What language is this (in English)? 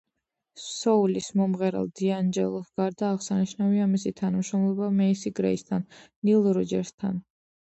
Georgian